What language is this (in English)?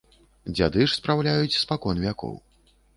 Belarusian